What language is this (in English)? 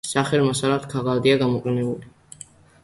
Georgian